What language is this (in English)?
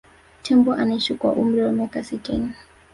Swahili